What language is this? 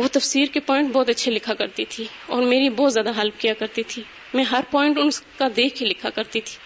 Urdu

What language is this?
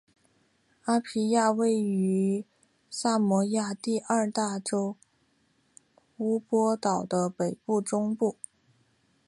Chinese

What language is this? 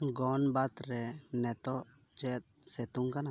Santali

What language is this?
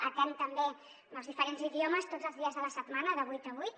Catalan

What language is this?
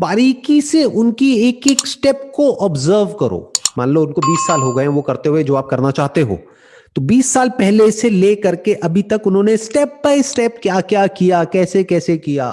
Hindi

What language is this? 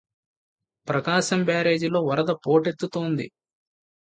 Telugu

